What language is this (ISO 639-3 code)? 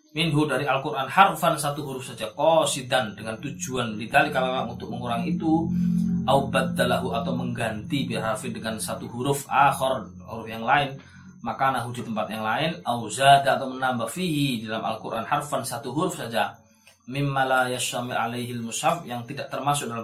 msa